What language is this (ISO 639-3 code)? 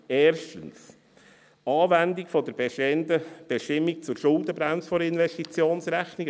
gsw